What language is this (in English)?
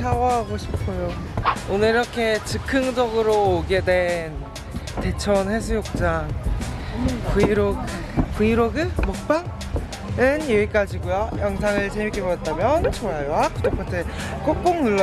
Korean